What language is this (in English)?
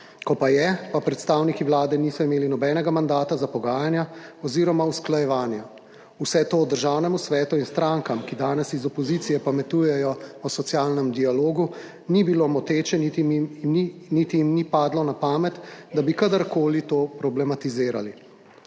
Slovenian